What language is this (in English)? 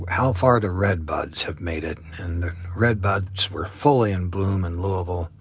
English